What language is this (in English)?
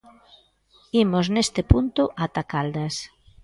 Galician